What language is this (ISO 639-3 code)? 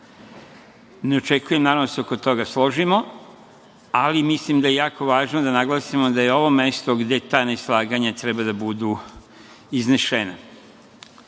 srp